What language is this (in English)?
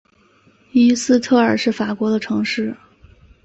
Chinese